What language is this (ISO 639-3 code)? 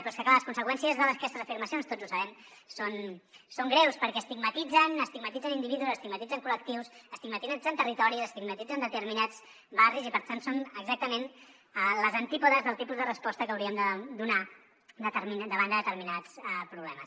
cat